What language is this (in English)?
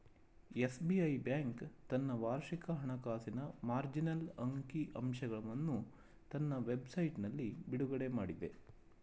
Kannada